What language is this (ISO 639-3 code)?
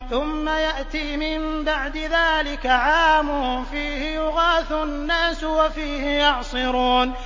ara